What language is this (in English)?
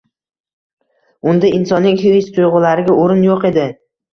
Uzbek